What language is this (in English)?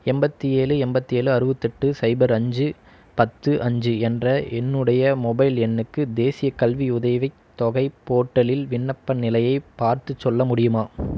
Tamil